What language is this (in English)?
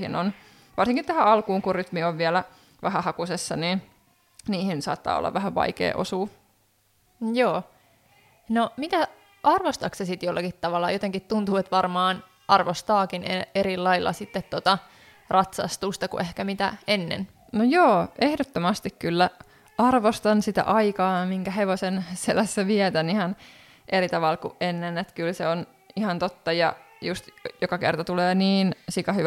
Finnish